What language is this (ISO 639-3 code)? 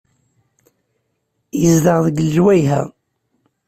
kab